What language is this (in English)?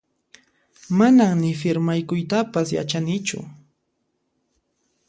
Puno Quechua